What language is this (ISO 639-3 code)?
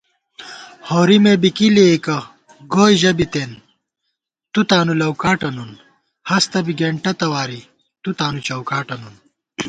gwt